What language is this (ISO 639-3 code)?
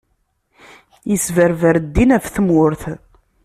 kab